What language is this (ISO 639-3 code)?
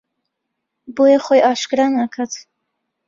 ckb